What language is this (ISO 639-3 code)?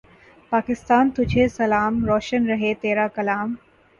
urd